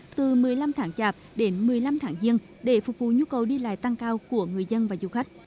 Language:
Vietnamese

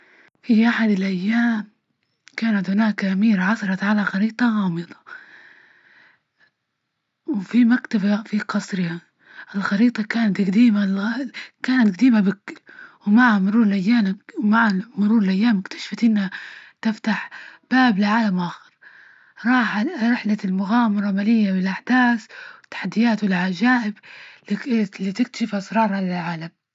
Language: Libyan Arabic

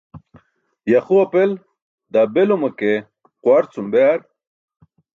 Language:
Burushaski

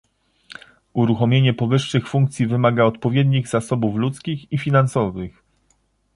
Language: Polish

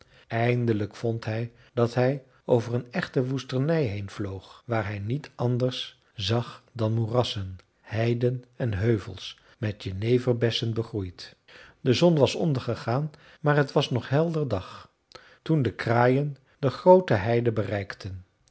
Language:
Dutch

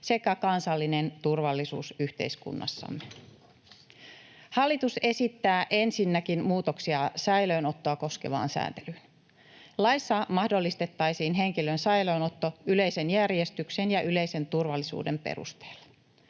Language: Finnish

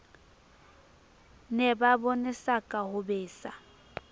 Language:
Southern Sotho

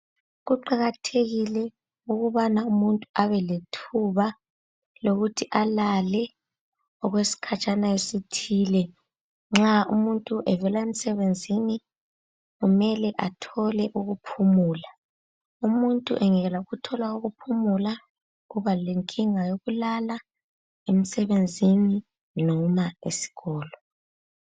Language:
North Ndebele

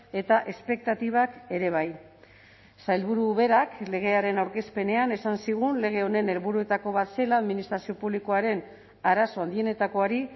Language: Basque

